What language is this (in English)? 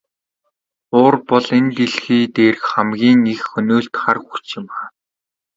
Mongolian